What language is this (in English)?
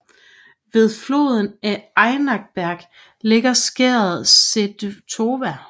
Danish